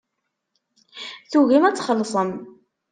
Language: Kabyle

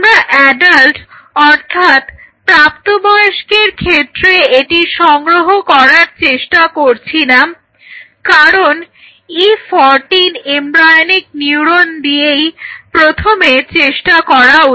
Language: Bangla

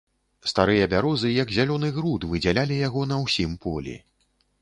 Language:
Belarusian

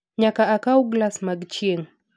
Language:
Luo (Kenya and Tanzania)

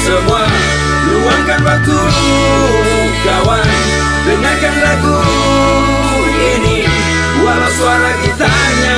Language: Indonesian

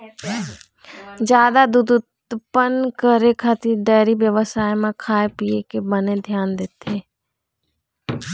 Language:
Chhattisgarhi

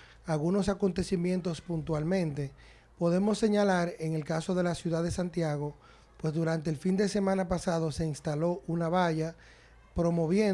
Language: Spanish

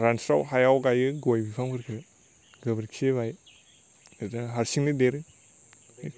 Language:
Bodo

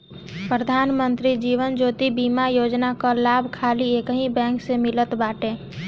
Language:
Bhojpuri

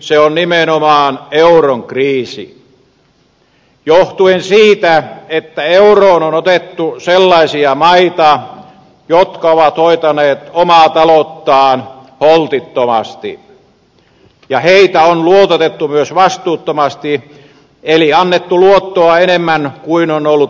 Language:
Finnish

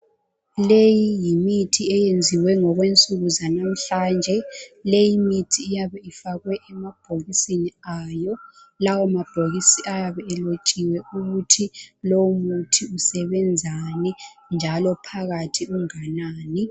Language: North Ndebele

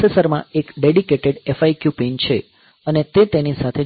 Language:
Gujarati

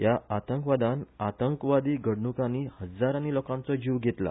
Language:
Konkani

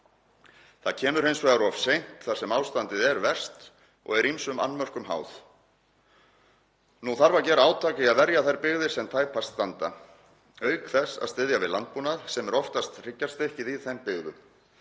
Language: Icelandic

